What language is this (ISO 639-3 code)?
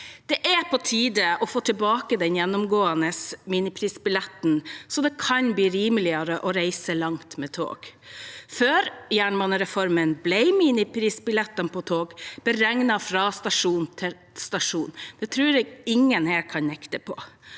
nor